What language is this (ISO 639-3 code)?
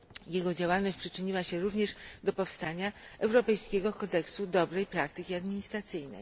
pol